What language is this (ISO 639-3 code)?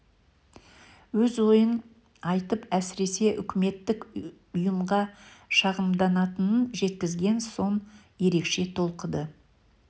kaz